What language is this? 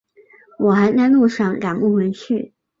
Chinese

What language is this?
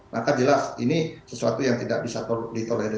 Indonesian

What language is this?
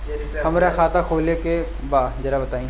Bhojpuri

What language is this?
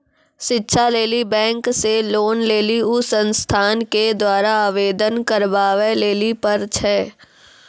Maithili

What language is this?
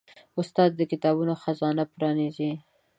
Pashto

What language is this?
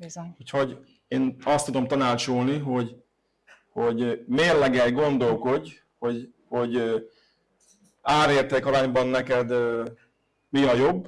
Hungarian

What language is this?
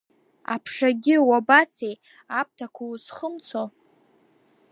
Abkhazian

